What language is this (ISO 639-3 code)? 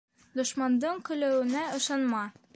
bak